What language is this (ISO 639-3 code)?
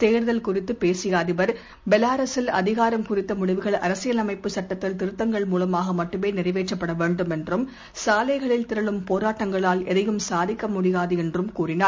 tam